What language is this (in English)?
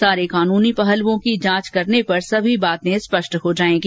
Hindi